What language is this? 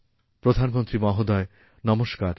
Bangla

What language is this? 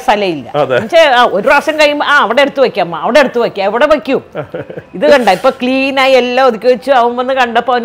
Malayalam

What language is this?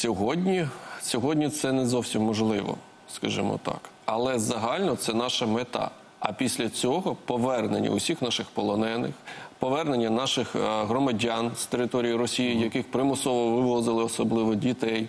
Ukrainian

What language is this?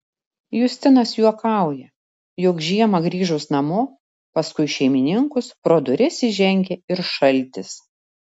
Lithuanian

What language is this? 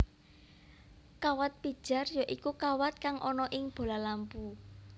Javanese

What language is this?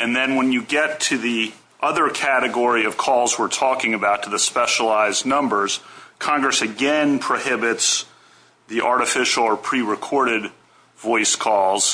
English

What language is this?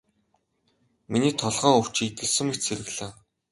Mongolian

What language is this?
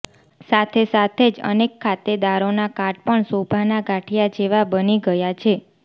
Gujarati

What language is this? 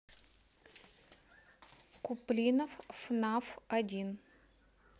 Russian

